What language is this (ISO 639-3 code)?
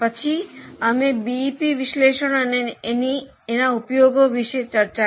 guj